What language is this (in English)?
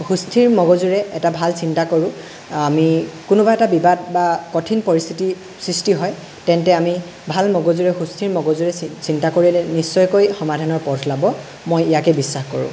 Assamese